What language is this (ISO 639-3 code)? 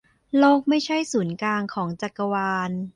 tha